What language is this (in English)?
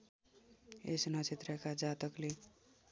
Nepali